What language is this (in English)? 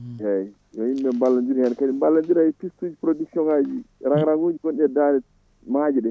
Fula